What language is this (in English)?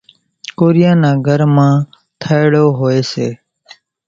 Kachi Koli